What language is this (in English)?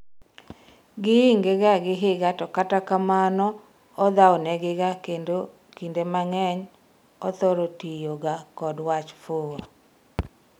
Luo (Kenya and Tanzania)